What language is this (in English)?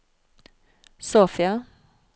Norwegian